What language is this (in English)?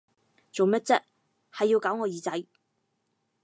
Cantonese